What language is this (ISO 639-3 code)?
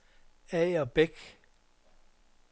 dan